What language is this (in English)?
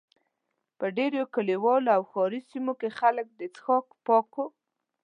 Pashto